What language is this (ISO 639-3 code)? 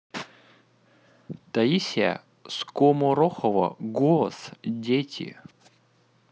rus